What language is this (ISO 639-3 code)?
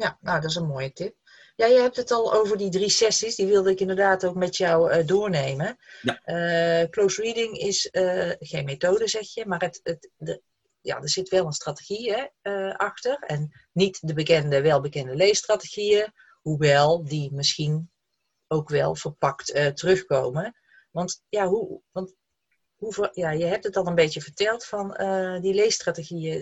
nld